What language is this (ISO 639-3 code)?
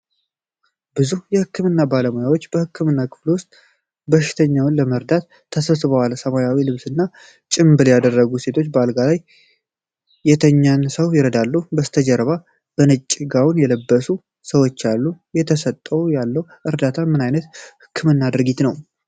amh